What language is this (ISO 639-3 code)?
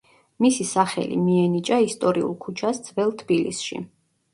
kat